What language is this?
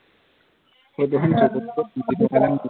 Assamese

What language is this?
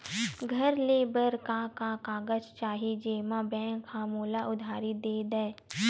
Chhattisgarhi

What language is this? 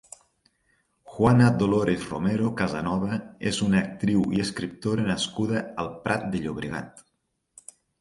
Catalan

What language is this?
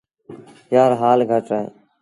Sindhi Bhil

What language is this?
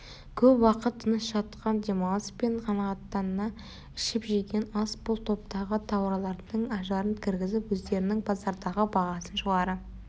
Kazakh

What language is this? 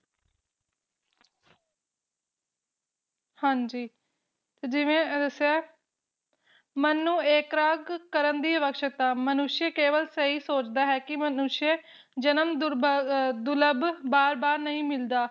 Punjabi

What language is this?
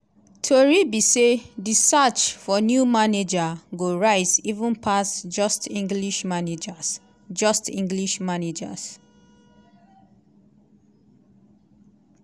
Nigerian Pidgin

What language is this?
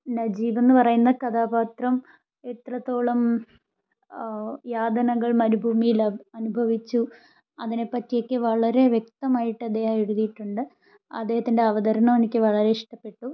Malayalam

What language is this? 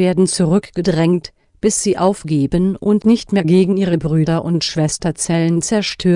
German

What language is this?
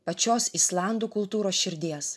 Lithuanian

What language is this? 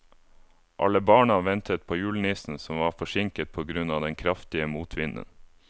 Norwegian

